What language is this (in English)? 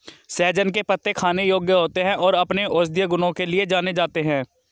Hindi